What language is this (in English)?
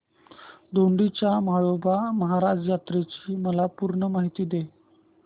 Marathi